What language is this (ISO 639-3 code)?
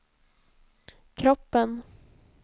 swe